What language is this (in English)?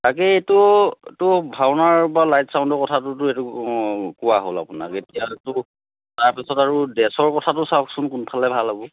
Assamese